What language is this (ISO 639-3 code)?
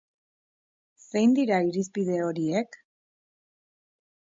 eus